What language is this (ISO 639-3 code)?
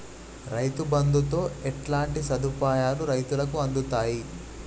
tel